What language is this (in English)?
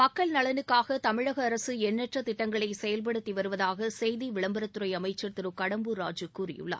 Tamil